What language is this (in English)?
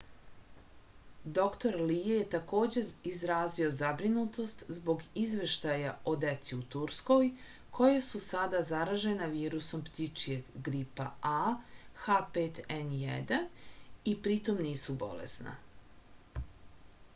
Serbian